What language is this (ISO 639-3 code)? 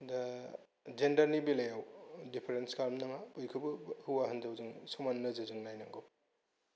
brx